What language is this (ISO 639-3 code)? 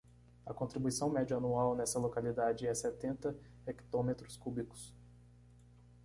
por